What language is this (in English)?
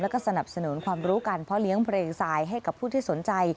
Thai